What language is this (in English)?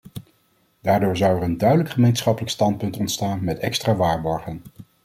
Dutch